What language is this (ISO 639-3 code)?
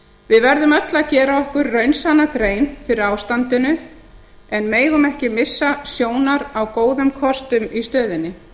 isl